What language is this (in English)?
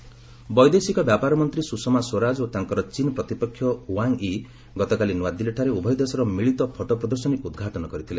Odia